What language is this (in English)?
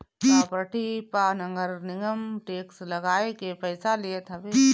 Bhojpuri